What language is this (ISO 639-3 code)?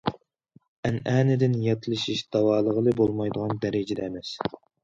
uig